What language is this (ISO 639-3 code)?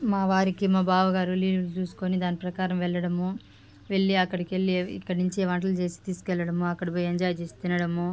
tel